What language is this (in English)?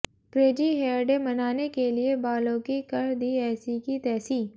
Hindi